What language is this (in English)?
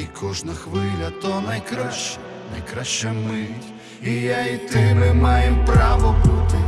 Ukrainian